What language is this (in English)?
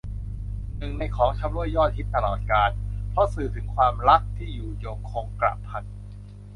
Thai